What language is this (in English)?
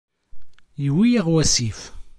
Kabyle